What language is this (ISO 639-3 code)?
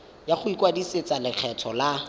tsn